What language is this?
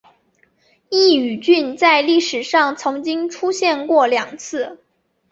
Chinese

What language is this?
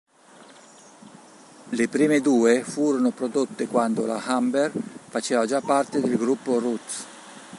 Italian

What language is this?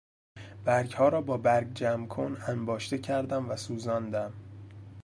Persian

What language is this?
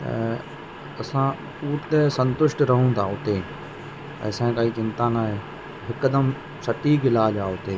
Sindhi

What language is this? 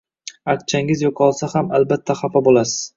Uzbek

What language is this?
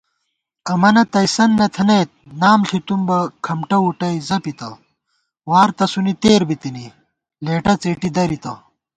Gawar-Bati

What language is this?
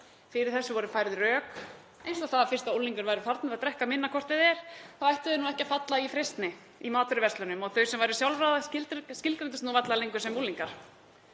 Icelandic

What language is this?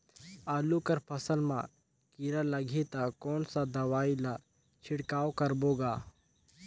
Chhattisgarhi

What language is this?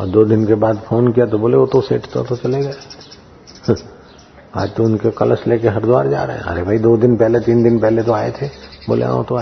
Hindi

